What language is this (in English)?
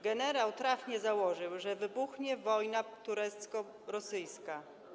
Polish